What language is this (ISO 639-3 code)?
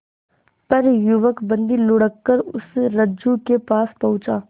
hin